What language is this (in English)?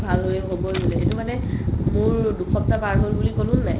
Assamese